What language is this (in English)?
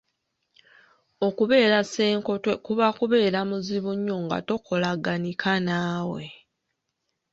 Ganda